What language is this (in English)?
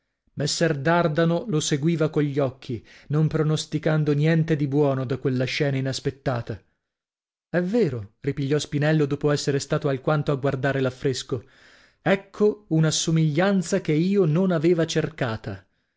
Italian